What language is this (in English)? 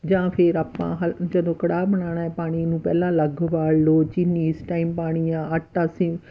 Punjabi